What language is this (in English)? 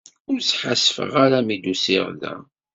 Kabyle